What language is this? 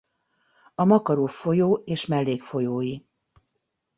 Hungarian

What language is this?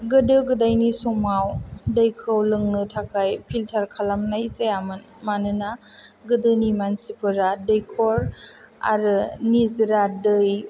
Bodo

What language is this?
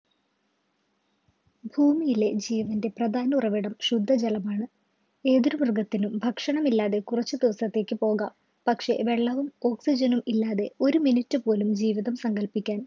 Malayalam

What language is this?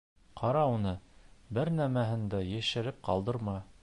Bashkir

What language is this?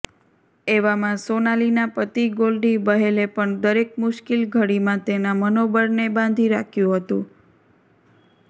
Gujarati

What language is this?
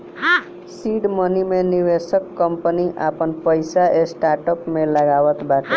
Bhojpuri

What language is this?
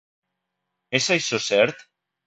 Catalan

